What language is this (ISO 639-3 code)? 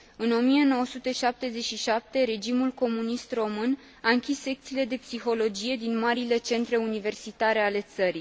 ron